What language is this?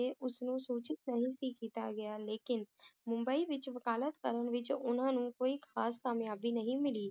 Punjabi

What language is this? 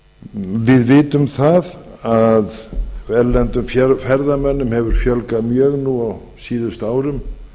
Icelandic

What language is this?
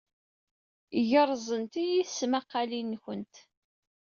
Kabyle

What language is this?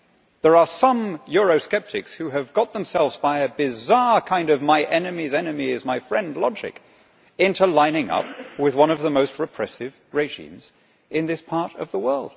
English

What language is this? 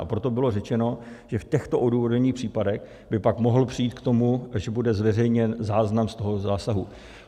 Czech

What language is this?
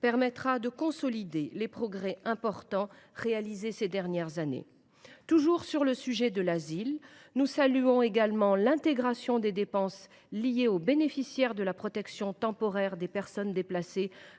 French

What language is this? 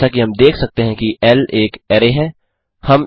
Hindi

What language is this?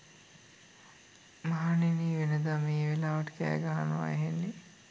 Sinhala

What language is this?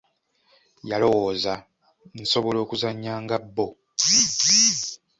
Ganda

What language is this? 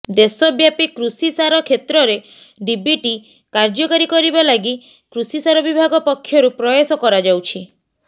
Odia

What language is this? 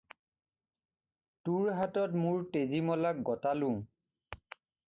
Assamese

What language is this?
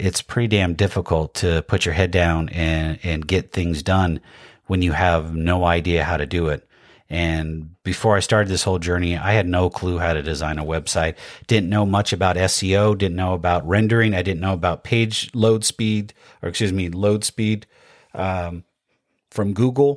English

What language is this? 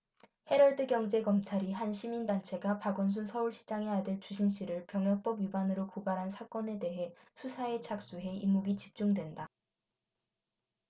Korean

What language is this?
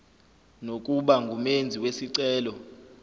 Zulu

